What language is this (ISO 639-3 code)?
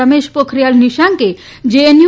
guj